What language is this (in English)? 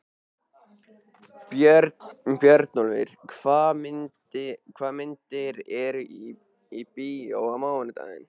Icelandic